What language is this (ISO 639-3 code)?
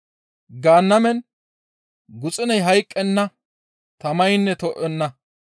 gmv